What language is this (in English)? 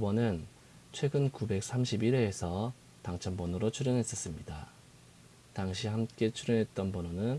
Korean